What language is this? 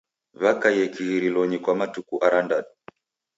Taita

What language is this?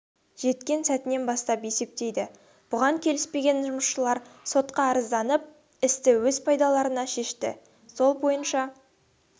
Kazakh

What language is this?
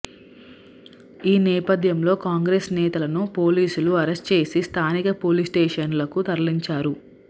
Telugu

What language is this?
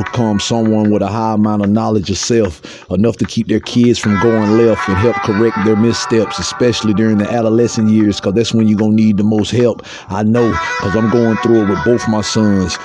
English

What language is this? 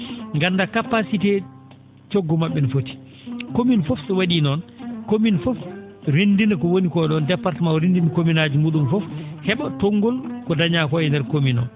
Fula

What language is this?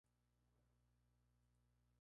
Spanish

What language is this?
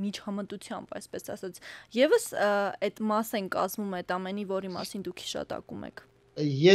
Romanian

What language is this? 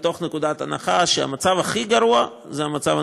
Hebrew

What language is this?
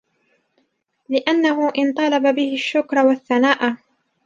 Arabic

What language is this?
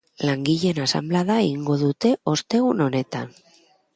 Basque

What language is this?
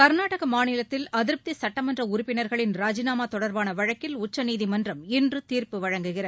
Tamil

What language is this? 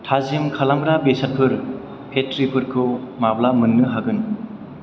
Bodo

